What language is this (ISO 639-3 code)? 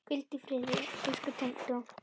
isl